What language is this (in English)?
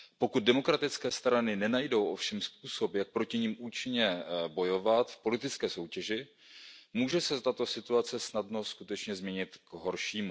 Czech